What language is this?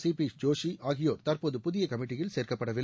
Tamil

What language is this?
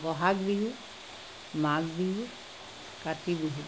Assamese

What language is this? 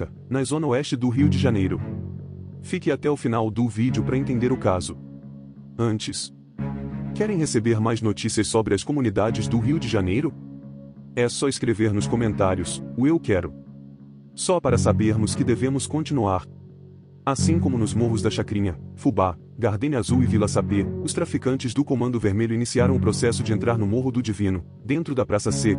Portuguese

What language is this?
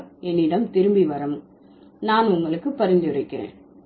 Tamil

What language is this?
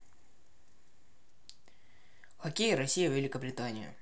Russian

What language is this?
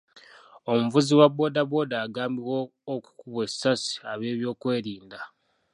Ganda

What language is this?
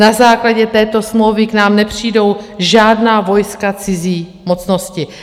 Czech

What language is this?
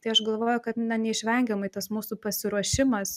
Lithuanian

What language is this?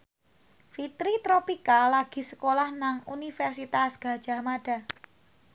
Javanese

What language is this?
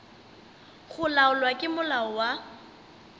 Northern Sotho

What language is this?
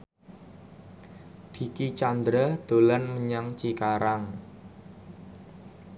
Javanese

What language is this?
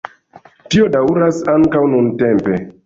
Esperanto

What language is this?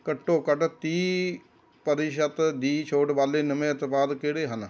Punjabi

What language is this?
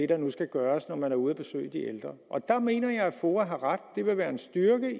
Danish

